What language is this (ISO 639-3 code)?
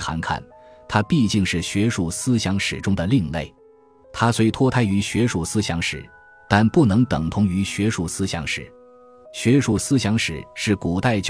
zho